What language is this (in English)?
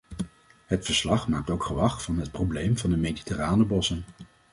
Dutch